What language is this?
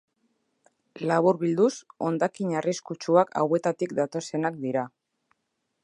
Basque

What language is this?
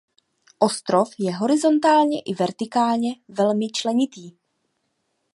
Czech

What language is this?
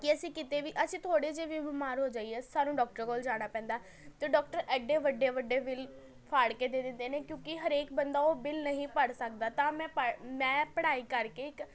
Punjabi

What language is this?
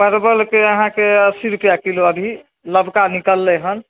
Maithili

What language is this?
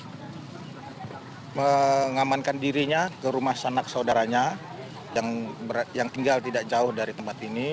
Indonesian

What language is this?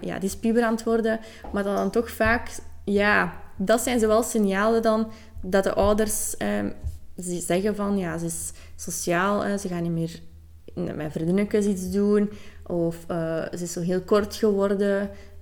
Dutch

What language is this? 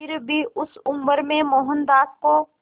Hindi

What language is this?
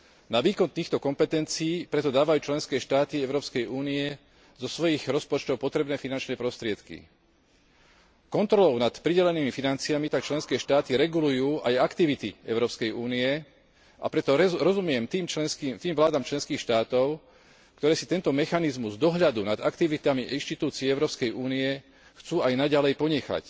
Slovak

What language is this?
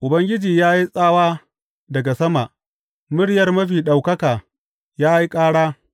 Hausa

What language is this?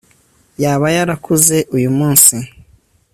Kinyarwanda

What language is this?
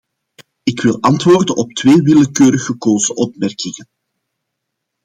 Dutch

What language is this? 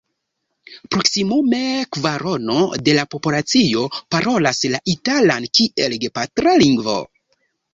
Esperanto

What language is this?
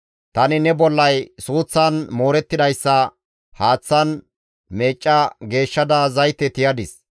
Gamo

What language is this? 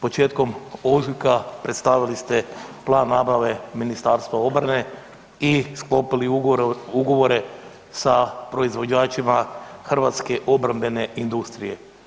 Croatian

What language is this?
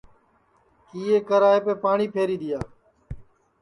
Sansi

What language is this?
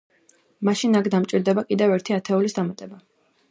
Georgian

